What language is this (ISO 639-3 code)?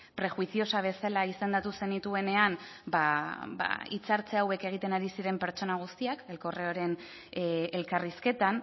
eus